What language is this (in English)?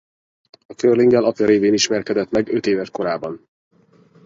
Hungarian